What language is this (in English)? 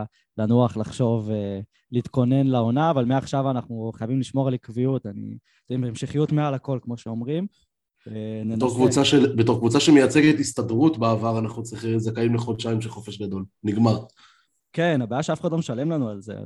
Hebrew